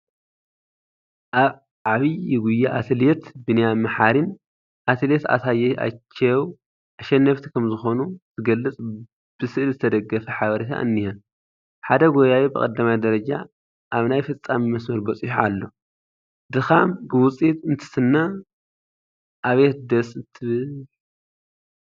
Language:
Tigrinya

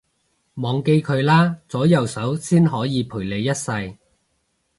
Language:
Cantonese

